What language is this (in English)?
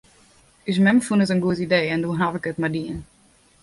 Western Frisian